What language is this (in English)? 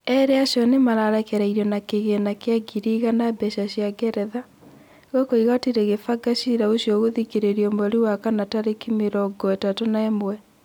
Kikuyu